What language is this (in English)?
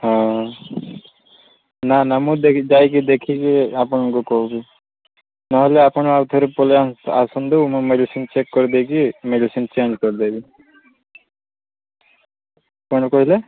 Odia